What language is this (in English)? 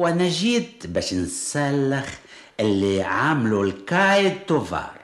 Arabic